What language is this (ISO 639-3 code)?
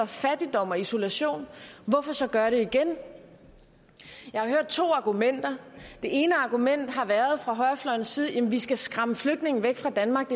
dan